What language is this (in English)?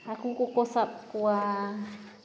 Santali